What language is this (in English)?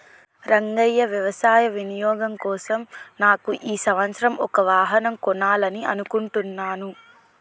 Telugu